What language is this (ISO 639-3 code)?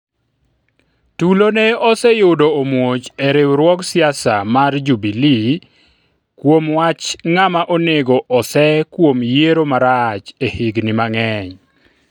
luo